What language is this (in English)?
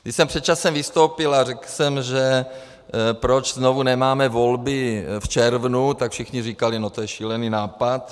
Czech